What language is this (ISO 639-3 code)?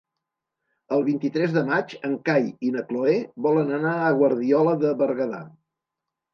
cat